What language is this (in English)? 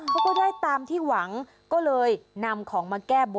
Thai